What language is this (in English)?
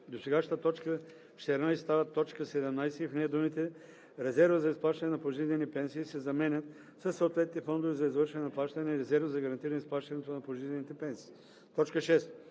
Bulgarian